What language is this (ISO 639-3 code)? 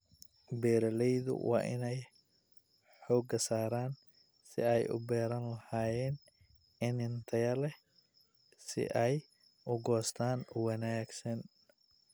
som